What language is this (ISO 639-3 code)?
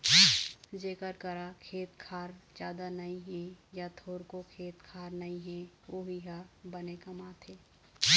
hne